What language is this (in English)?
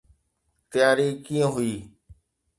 Sindhi